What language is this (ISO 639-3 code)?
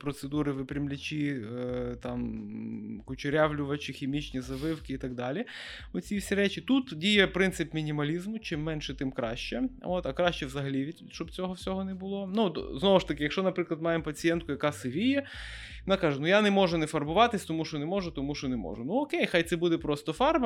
ukr